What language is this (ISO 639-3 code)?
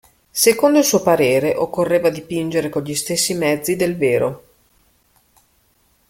ita